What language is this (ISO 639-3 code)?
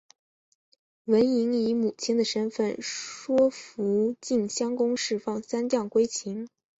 zho